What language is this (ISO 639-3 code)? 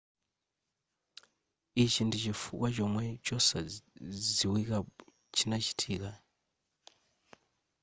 nya